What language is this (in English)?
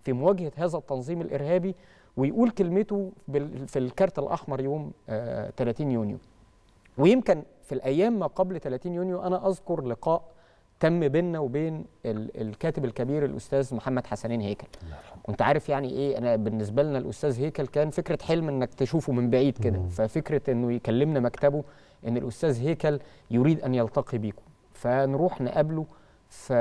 Arabic